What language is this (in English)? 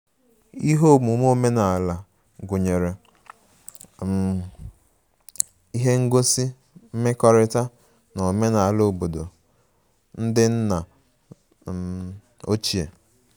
Igbo